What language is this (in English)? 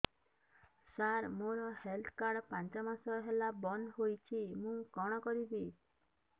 Odia